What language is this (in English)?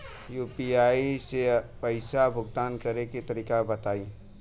Bhojpuri